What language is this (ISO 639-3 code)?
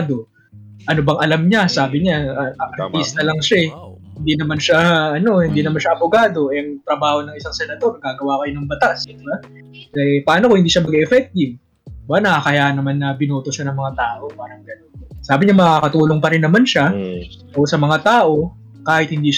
fil